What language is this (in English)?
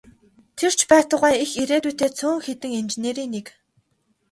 Mongolian